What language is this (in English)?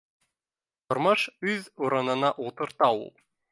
Bashkir